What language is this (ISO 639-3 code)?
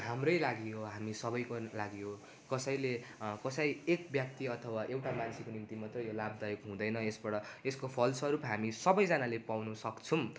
nep